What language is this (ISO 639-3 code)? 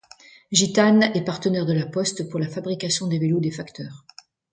fra